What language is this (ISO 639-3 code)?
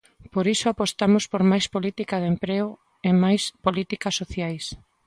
glg